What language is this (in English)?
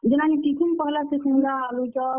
Odia